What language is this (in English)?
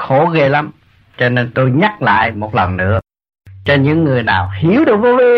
Vietnamese